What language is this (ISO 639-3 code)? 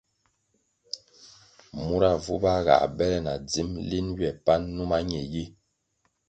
nmg